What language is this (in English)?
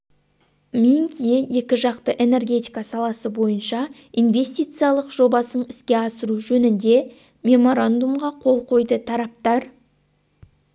Kazakh